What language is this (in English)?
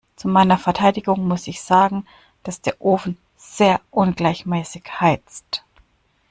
German